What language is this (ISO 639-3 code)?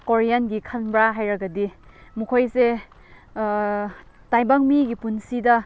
mni